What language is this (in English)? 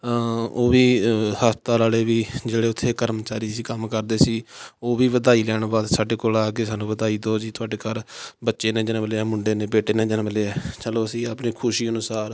Punjabi